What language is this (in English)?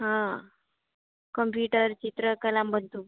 Gujarati